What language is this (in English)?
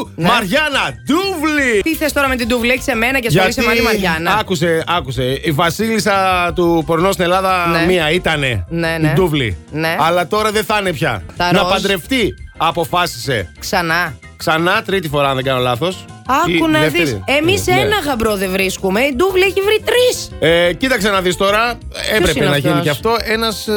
Greek